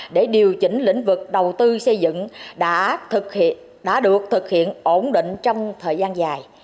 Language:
Vietnamese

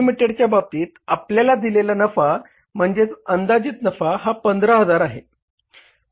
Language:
Marathi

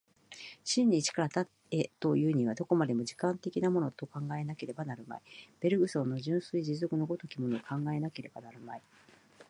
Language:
Japanese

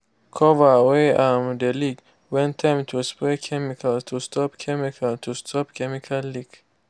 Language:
Nigerian Pidgin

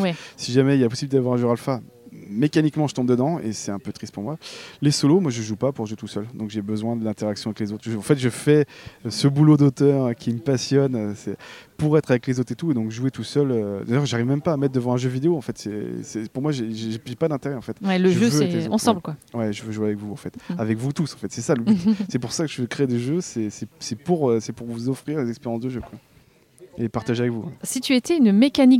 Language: French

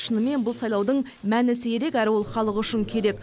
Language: Kazakh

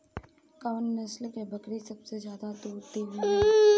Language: Bhojpuri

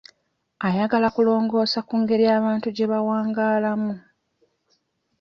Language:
Ganda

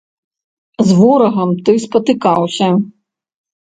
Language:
Belarusian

